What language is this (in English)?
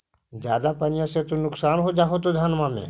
Magahi